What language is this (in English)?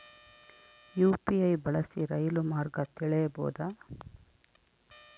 Kannada